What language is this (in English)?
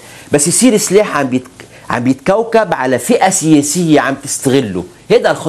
Arabic